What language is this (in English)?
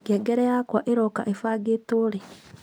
Kikuyu